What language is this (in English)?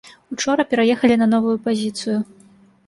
Belarusian